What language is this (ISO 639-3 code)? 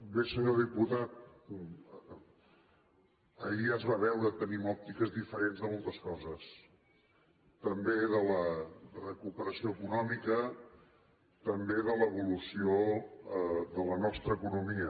cat